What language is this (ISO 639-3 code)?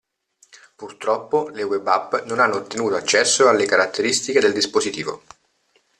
ita